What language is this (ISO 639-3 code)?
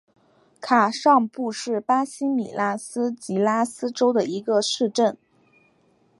zho